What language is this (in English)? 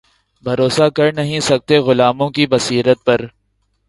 Urdu